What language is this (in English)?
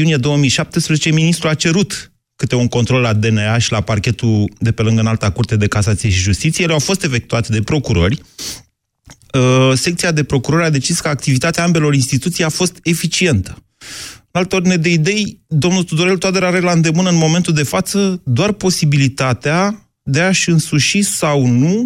Romanian